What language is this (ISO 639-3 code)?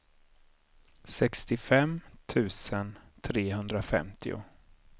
swe